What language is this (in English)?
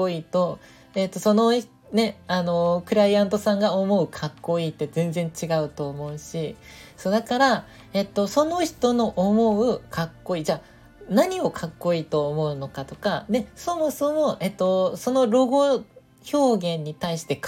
Japanese